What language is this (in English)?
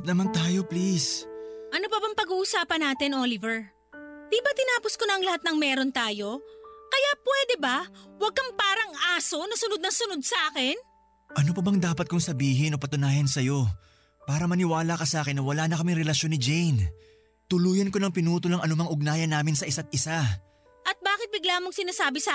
Filipino